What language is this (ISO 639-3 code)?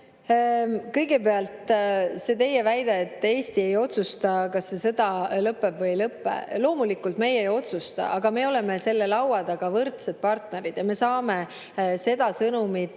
est